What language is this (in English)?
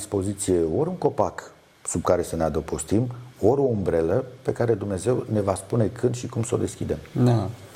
Romanian